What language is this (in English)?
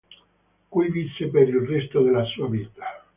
Italian